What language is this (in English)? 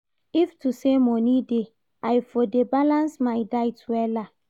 Nigerian Pidgin